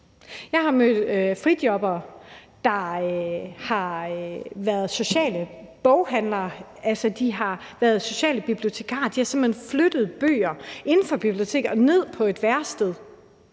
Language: Danish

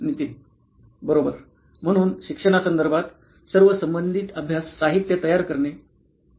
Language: Marathi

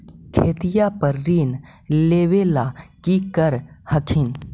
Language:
Magahi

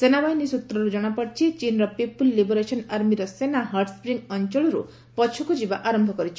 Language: Odia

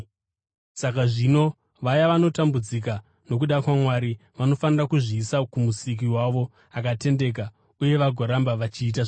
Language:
Shona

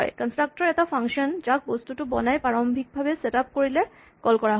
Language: Assamese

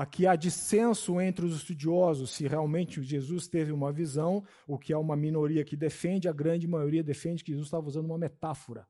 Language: Portuguese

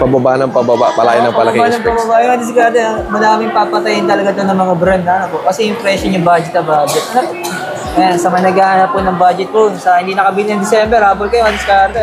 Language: Filipino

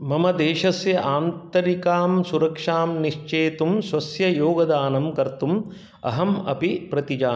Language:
Sanskrit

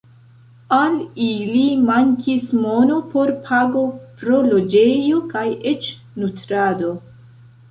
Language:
Esperanto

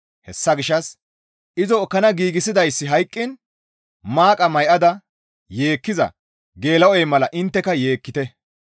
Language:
Gamo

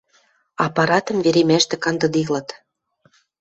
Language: Western Mari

